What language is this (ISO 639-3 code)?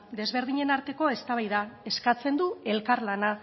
eus